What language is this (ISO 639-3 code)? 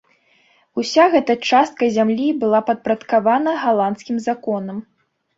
bel